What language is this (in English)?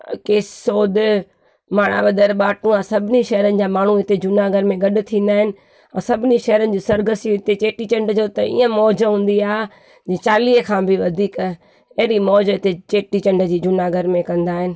Sindhi